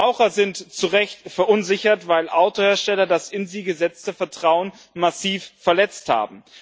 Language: German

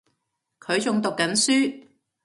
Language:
Cantonese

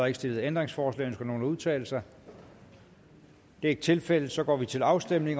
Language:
Danish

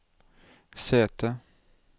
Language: Norwegian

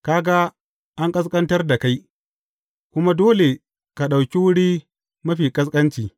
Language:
Hausa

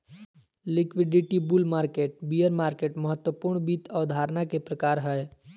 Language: Magahi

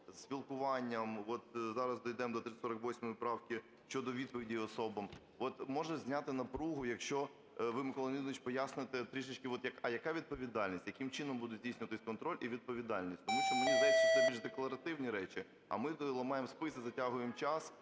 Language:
Ukrainian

